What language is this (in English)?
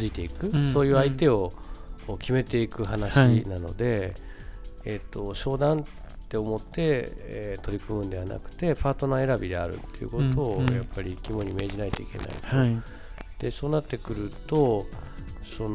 Japanese